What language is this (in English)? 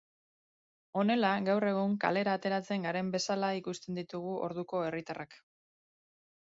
Basque